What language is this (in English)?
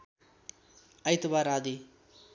Nepali